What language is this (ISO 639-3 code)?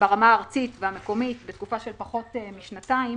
heb